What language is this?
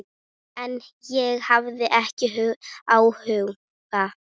Icelandic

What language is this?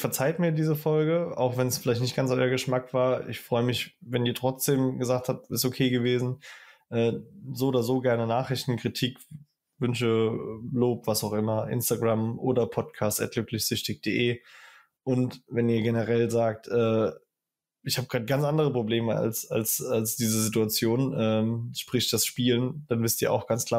German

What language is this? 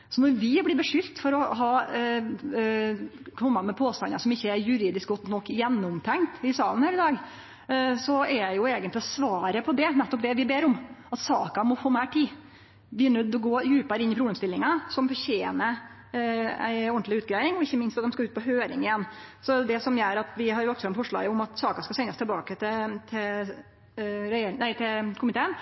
Norwegian Nynorsk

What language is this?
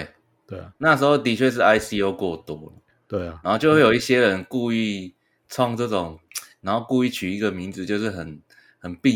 Chinese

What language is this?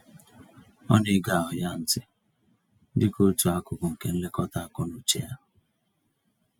Igbo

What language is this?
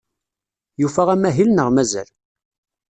Kabyle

